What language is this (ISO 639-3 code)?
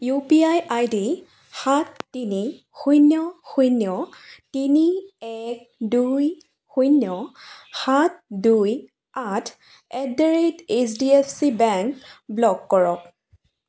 asm